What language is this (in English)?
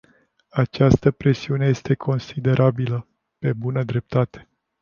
Romanian